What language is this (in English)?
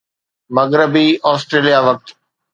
Sindhi